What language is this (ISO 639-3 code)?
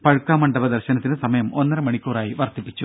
mal